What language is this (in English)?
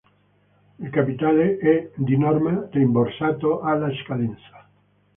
Italian